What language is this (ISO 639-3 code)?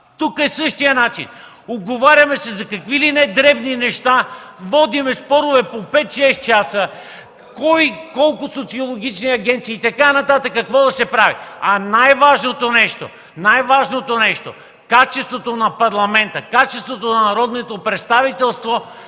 bul